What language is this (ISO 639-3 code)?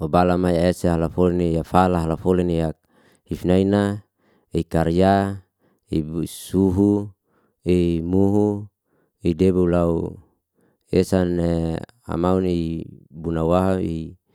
ste